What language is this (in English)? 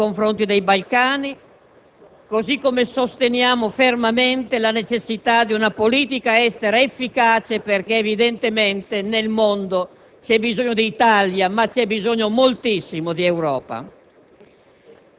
Italian